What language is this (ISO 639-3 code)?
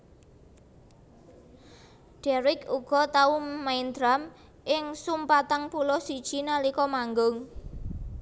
jav